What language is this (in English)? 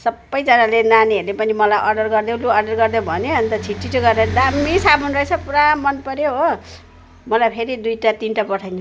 Nepali